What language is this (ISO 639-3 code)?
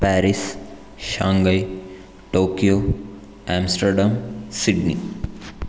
san